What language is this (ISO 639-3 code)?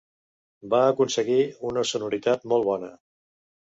cat